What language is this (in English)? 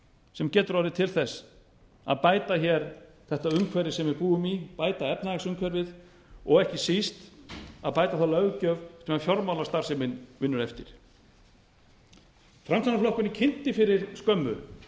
Icelandic